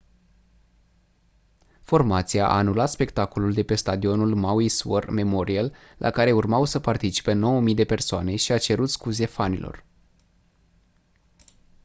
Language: Romanian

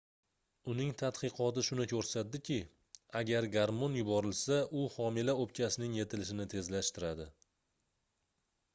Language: Uzbek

